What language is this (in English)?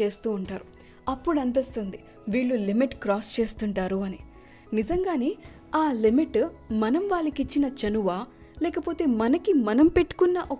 Telugu